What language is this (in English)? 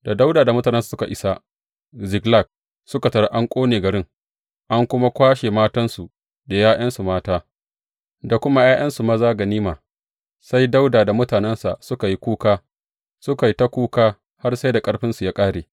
Hausa